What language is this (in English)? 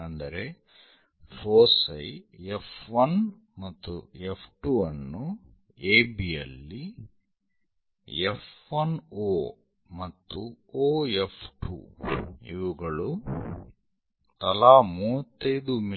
Kannada